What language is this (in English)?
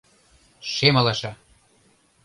Mari